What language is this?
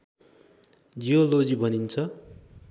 Nepali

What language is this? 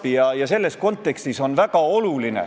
Estonian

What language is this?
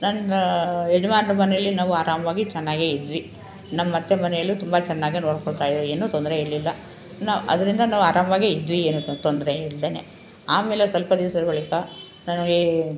Kannada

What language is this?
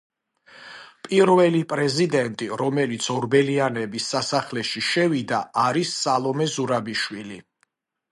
Georgian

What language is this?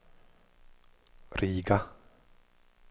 Swedish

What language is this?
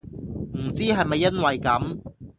Cantonese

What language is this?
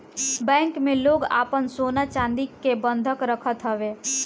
Bhojpuri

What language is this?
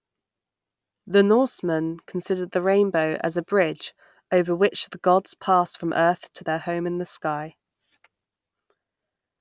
English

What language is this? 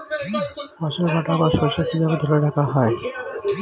Bangla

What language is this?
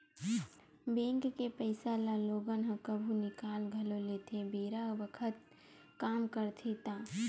Chhattisgarhi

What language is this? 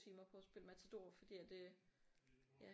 Danish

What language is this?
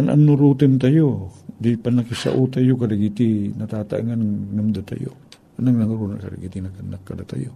Filipino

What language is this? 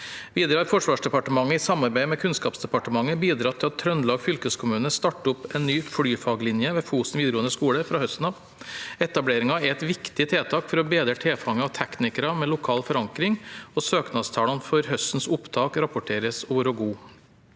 Norwegian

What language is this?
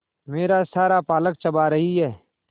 Hindi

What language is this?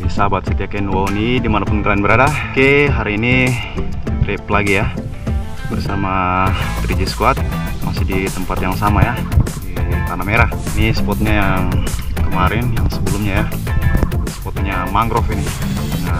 Indonesian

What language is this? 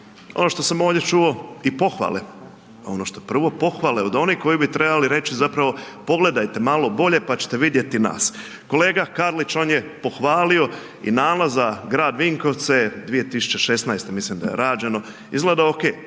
Croatian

